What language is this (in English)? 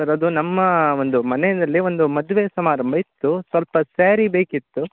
Kannada